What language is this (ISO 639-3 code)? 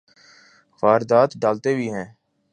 urd